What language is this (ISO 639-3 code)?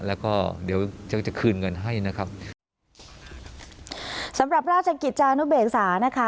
tha